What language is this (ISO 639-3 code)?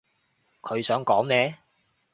yue